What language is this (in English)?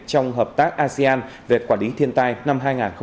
Vietnamese